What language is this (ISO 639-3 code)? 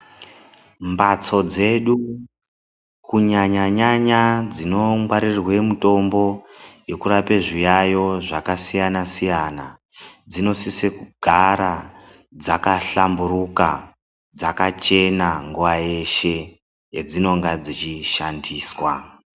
ndc